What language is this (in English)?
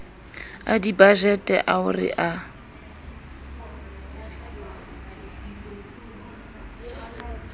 Southern Sotho